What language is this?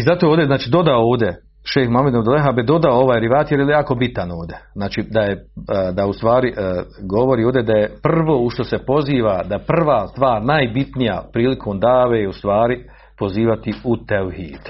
Croatian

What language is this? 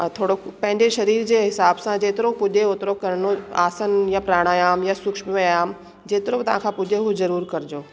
Sindhi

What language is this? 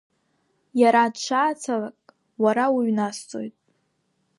Abkhazian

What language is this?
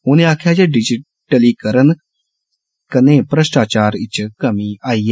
Dogri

